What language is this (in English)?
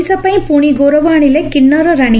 Odia